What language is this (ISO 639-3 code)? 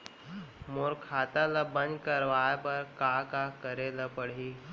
hne